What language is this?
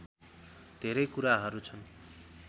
Nepali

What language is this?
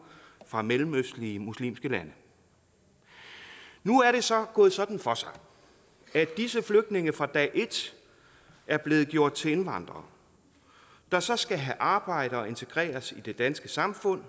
Danish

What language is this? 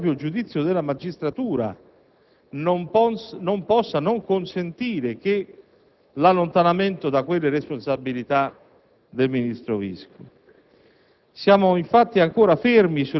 Italian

